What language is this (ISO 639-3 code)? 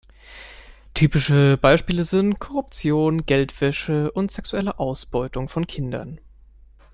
deu